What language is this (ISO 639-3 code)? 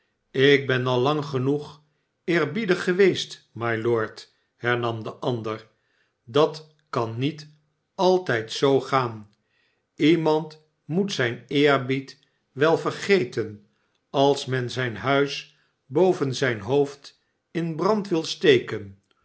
nld